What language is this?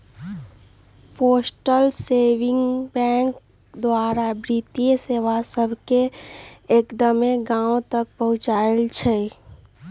Magahi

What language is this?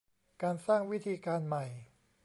Thai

